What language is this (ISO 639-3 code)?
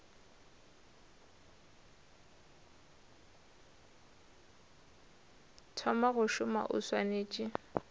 nso